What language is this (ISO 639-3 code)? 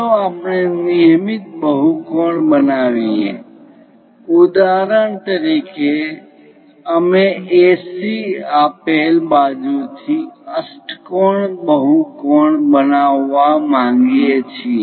guj